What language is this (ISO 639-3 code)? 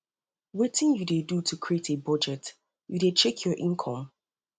pcm